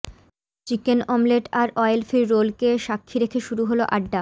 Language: Bangla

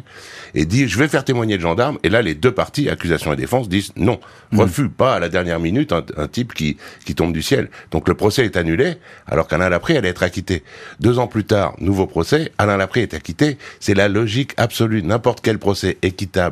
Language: French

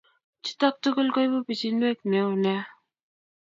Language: Kalenjin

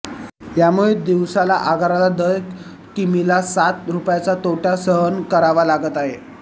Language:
Marathi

